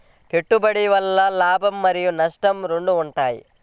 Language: Telugu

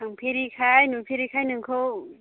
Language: Bodo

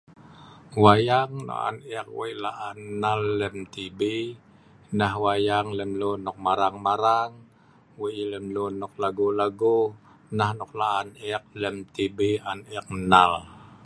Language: Sa'ban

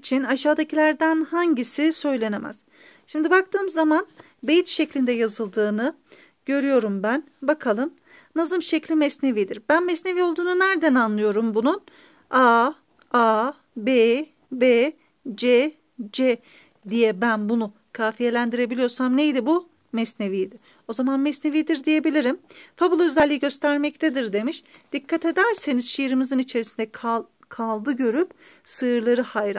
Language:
Turkish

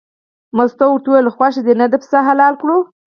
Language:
Pashto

